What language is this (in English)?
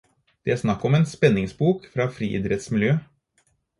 Norwegian Bokmål